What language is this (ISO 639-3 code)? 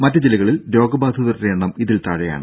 mal